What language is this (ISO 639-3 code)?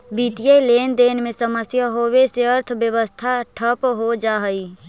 mag